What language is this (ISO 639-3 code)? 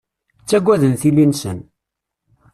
kab